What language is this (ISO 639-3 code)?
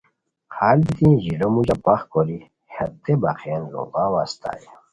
khw